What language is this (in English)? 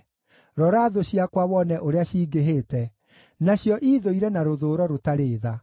Kikuyu